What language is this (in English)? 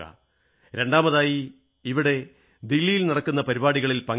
Malayalam